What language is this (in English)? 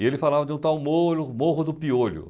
Portuguese